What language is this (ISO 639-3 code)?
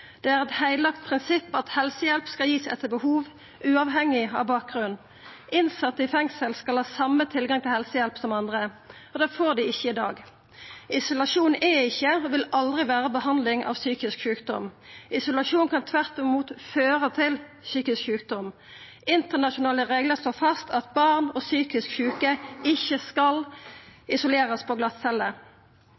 nno